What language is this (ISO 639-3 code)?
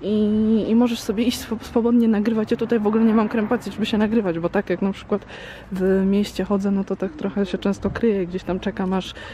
pol